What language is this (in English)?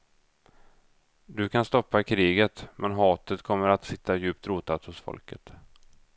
Swedish